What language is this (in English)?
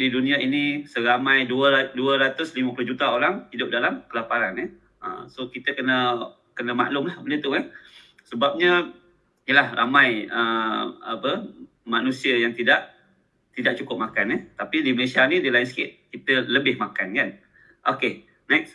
Malay